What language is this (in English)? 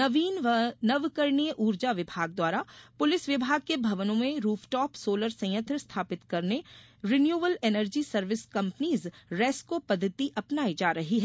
Hindi